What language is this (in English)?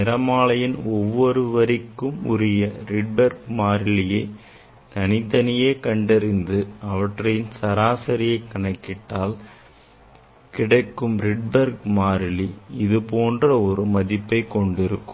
Tamil